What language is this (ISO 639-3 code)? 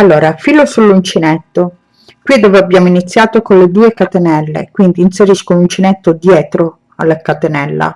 ita